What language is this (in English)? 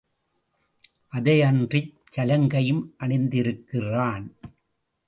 Tamil